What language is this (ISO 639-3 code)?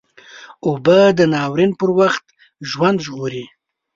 pus